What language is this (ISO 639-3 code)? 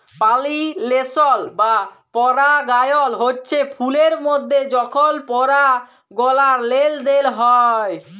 ben